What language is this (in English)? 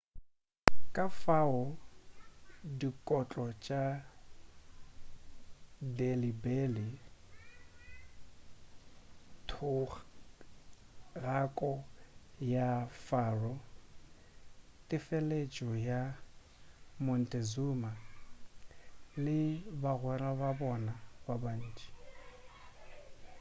Northern Sotho